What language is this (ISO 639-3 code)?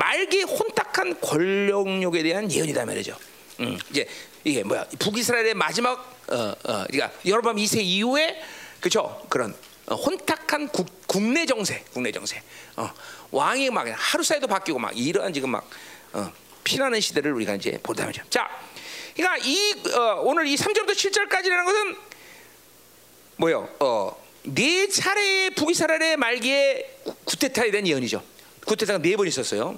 kor